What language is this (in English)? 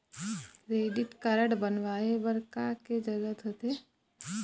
Chhattisgarhi